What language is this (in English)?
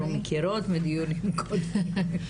Hebrew